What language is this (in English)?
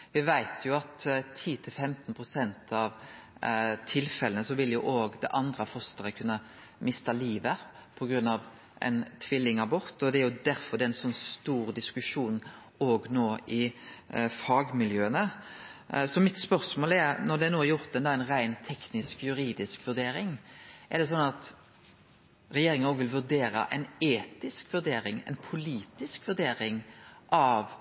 Norwegian Nynorsk